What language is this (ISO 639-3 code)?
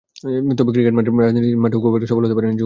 ben